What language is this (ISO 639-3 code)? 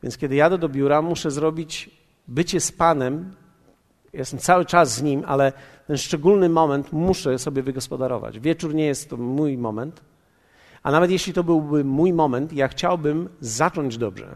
pol